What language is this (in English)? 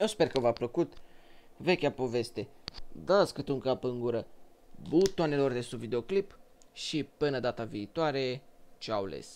Romanian